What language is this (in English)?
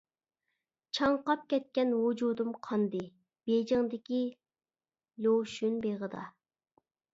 Uyghur